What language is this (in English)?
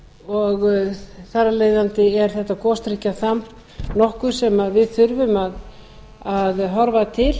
Icelandic